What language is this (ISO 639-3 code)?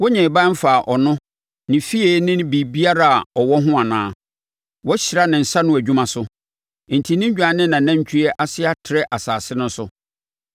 aka